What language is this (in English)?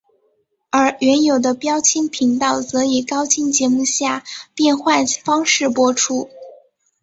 Chinese